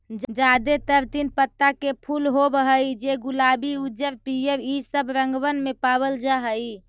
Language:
Magahi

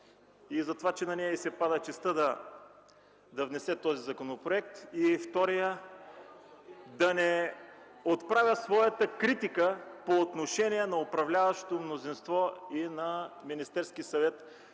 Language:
Bulgarian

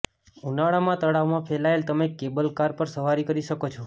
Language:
Gujarati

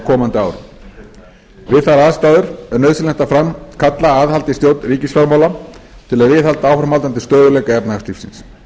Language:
Icelandic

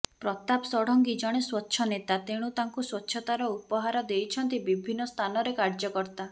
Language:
Odia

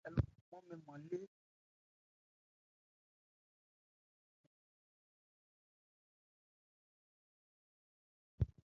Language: Ebrié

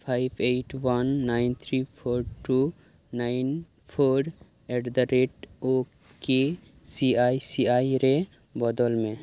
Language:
Santali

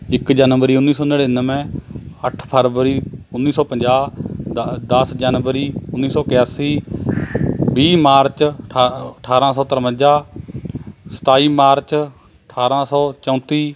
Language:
Punjabi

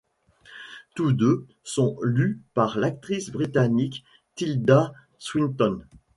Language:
French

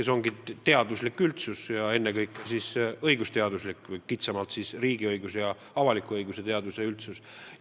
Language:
Estonian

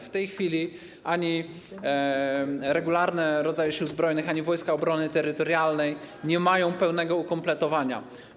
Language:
Polish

